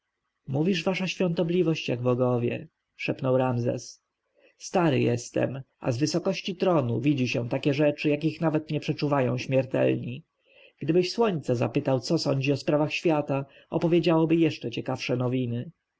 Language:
Polish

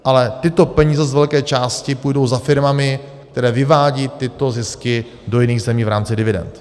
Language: Czech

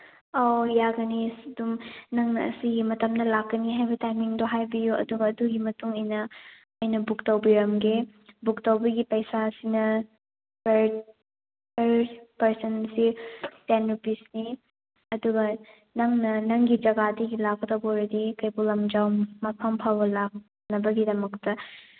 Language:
Manipuri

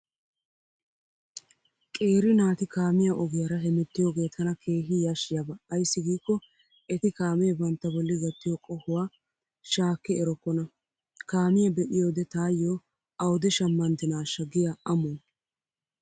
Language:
Wolaytta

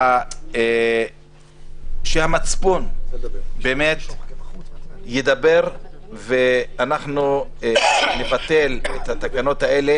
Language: Hebrew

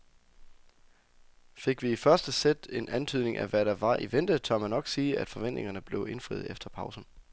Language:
Danish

